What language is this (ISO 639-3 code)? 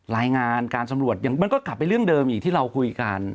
tha